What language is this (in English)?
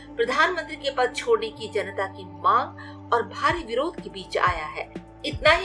Hindi